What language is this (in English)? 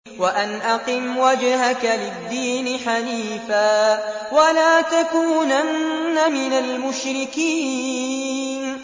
Arabic